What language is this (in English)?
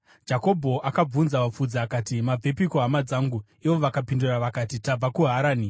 Shona